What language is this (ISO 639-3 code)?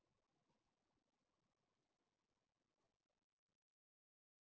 tel